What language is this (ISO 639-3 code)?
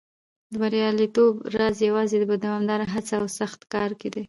pus